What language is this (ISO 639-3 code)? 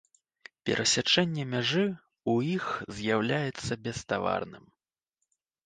bel